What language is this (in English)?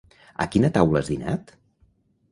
Catalan